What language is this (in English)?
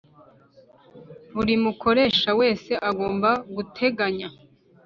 Kinyarwanda